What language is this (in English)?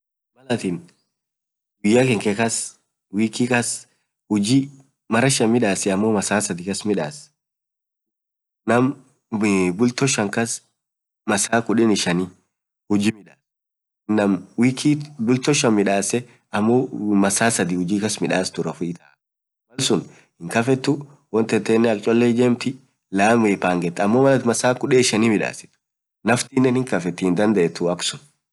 Orma